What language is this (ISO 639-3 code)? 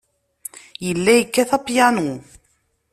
kab